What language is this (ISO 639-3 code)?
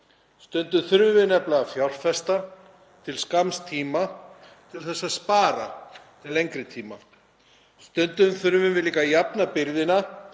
isl